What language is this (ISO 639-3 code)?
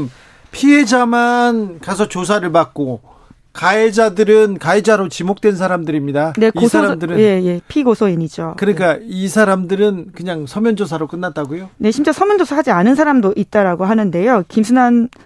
kor